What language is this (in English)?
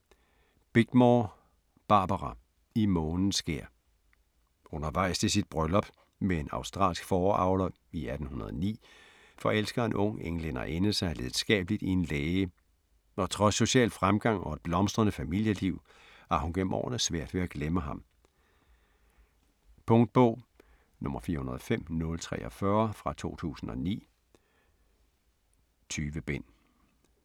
Danish